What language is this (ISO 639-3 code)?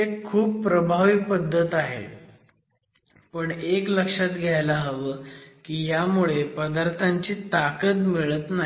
mar